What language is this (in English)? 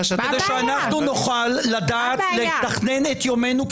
Hebrew